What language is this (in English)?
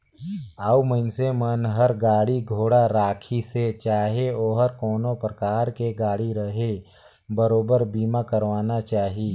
Chhattisgarhi